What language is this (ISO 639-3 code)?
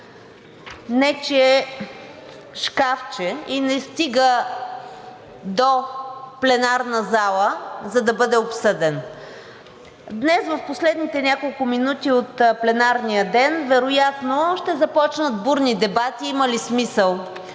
bul